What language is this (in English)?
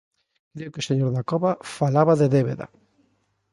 Galician